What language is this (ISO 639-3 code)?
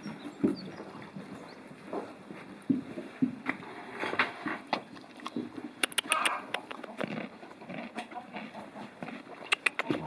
nld